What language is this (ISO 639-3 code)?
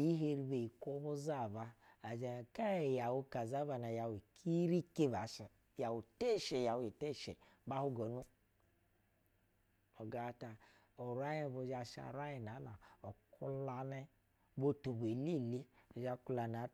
bzw